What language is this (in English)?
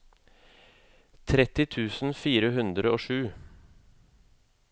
Norwegian